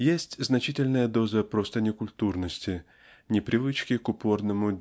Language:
Russian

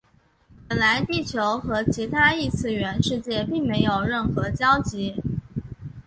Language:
Chinese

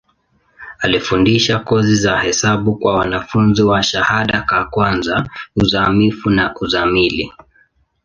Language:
Swahili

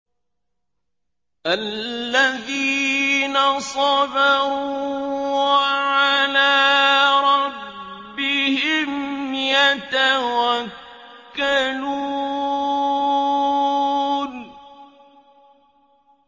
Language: Arabic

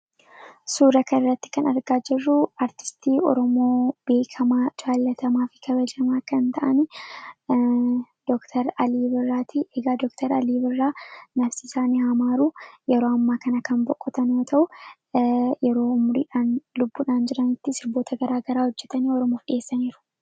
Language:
Oromo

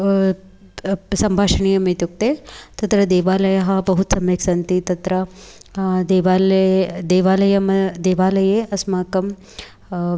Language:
Sanskrit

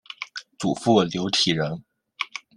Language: Chinese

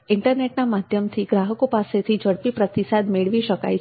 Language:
Gujarati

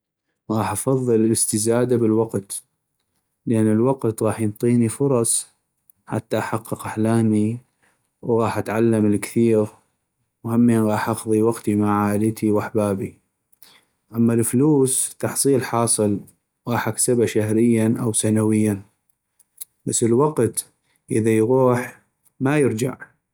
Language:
North Mesopotamian Arabic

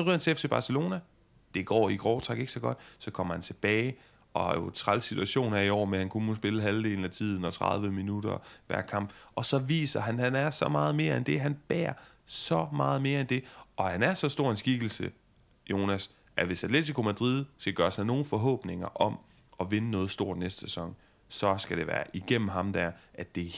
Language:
Danish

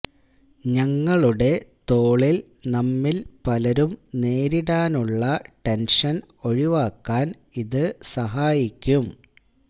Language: Malayalam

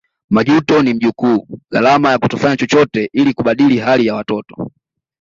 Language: Swahili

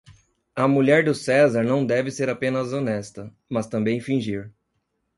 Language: Portuguese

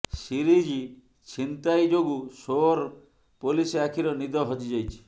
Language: Odia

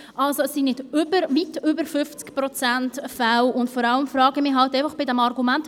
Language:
Swiss German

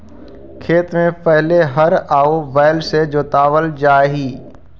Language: Magahi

